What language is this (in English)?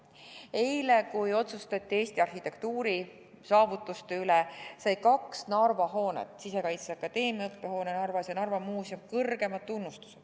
Estonian